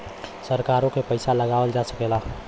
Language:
Bhojpuri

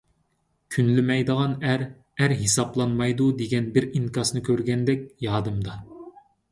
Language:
Uyghur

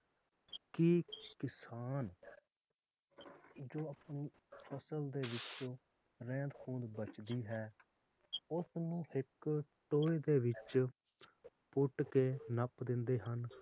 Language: Punjabi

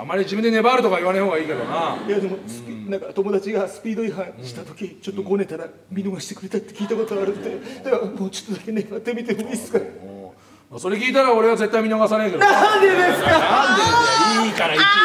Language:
Japanese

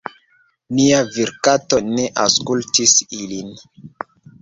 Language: Esperanto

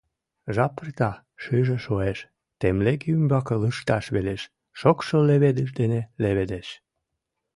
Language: Mari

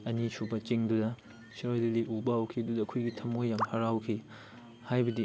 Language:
Manipuri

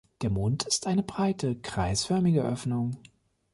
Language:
German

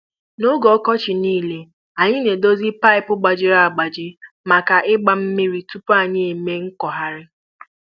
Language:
Igbo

